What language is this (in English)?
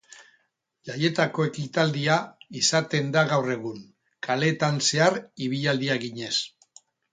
Basque